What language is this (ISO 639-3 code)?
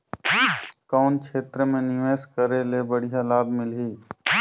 hne